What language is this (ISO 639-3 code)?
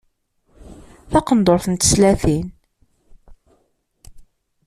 kab